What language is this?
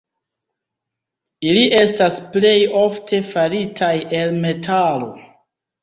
Esperanto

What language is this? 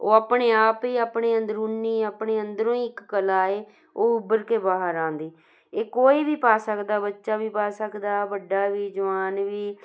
Punjabi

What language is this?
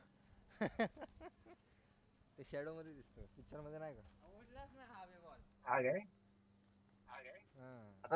Marathi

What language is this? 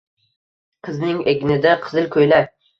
Uzbek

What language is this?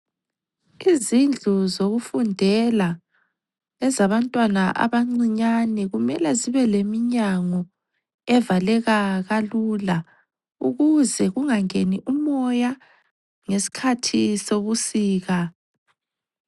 North Ndebele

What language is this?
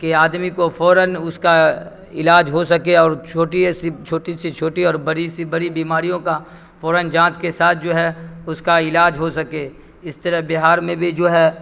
Urdu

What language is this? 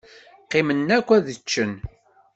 Kabyle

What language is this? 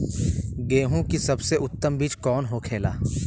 Bhojpuri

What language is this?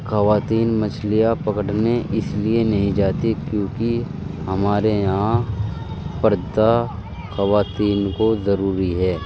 Urdu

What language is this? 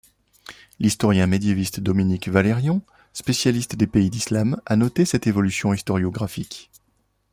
French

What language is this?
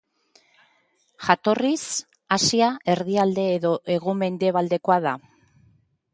Basque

